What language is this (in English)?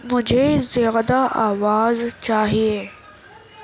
Urdu